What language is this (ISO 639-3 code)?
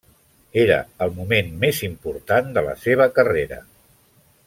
cat